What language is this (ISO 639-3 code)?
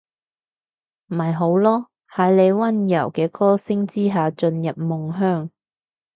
yue